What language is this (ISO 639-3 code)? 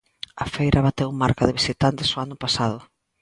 glg